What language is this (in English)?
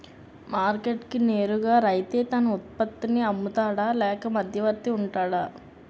Telugu